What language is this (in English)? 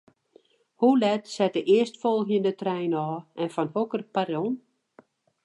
Western Frisian